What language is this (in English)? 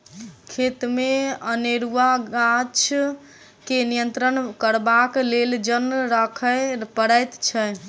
Maithili